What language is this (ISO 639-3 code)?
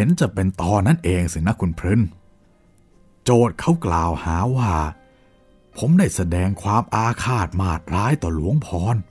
tha